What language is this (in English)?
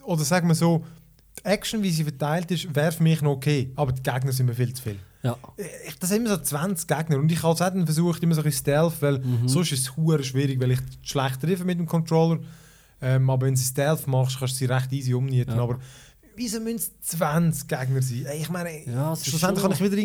German